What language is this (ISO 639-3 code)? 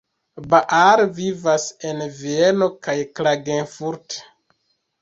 epo